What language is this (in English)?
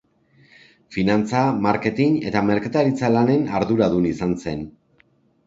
Basque